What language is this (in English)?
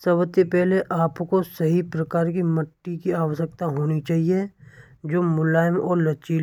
Braj